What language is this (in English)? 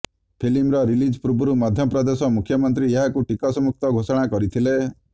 Odia